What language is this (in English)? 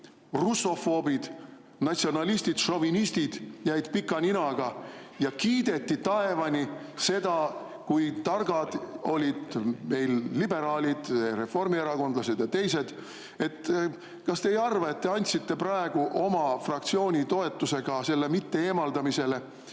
Estonian